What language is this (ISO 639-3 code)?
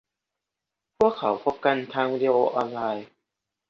tha